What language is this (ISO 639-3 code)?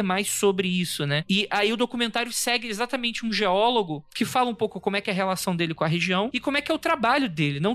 por